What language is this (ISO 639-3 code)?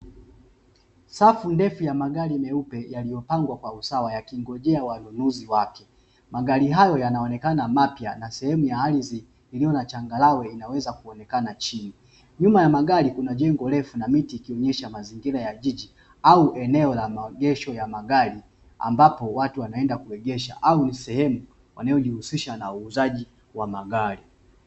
swa